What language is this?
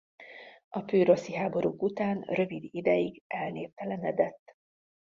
Hungarian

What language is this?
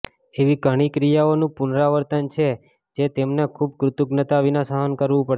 Gujarati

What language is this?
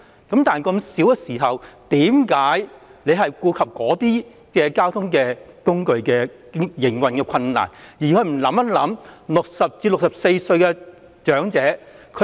Cantonese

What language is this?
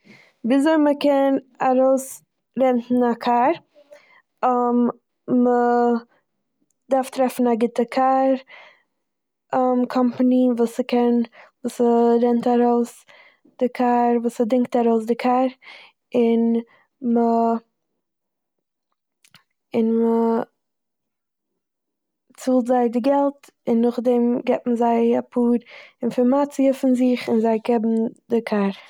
Yiddish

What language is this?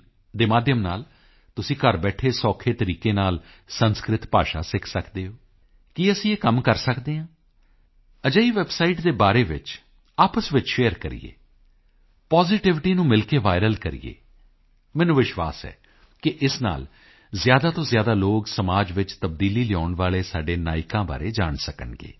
Punjabi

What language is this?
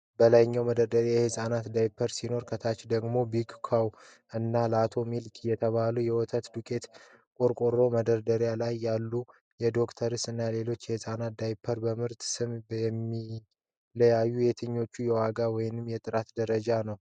Amharic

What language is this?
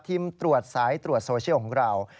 Thai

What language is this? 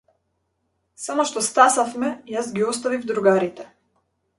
Macedonian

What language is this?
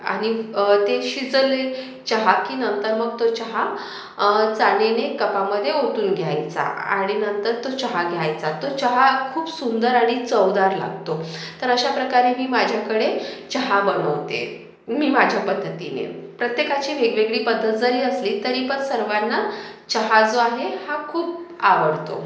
Marathi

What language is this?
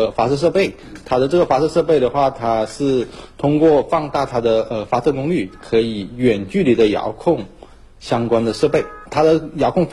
Chinese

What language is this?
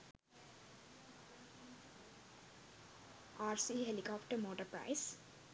Sinhala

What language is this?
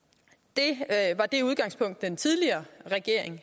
Danish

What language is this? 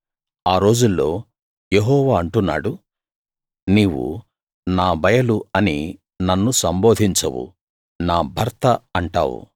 Telugu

